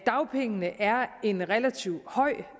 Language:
Danish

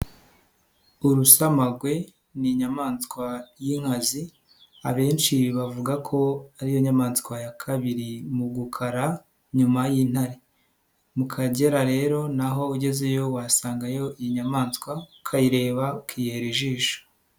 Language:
Kinyarwanda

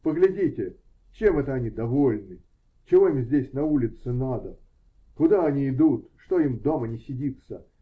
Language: Russian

